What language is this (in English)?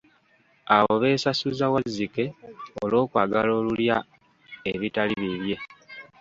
Ganda